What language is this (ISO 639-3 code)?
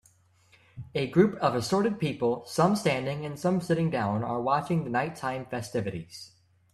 eng